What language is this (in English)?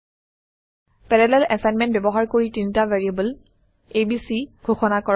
Assamese